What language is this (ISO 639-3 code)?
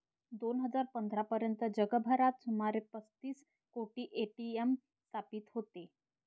mar